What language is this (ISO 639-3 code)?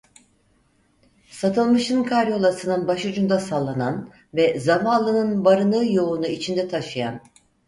tur